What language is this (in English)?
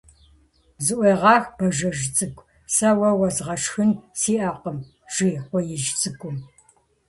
Kabardian